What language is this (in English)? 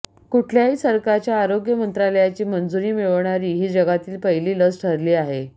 Marathi